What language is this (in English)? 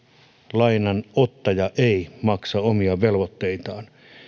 Finnish